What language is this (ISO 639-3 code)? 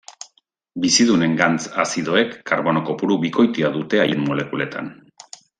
eus